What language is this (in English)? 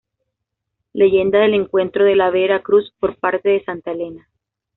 Spanish